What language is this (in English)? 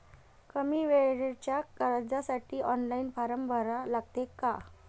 Marathi